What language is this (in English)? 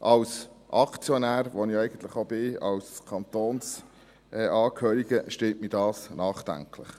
Swiss German